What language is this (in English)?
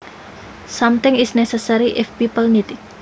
Javanese